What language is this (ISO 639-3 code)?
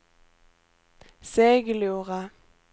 swe